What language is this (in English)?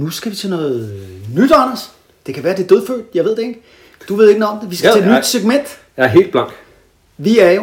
Danish